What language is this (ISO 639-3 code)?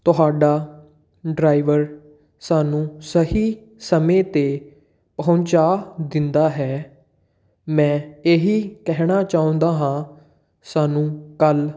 pan